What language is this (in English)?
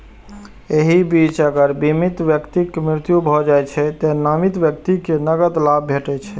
Maithili